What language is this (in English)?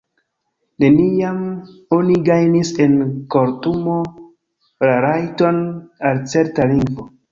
Esperanto